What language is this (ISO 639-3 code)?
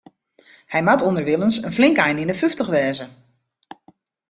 fry